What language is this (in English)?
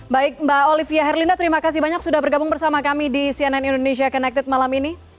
Indonesian